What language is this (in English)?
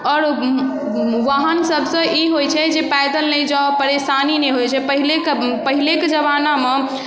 Maithili